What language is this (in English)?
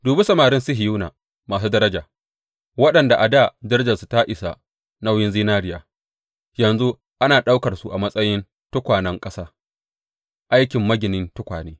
Hausa